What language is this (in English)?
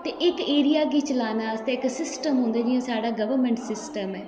Dogri